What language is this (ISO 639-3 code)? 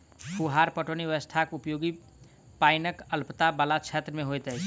mai